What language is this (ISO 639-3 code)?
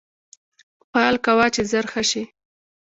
pus